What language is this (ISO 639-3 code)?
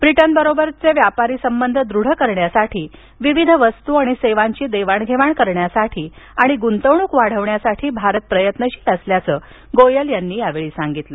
mar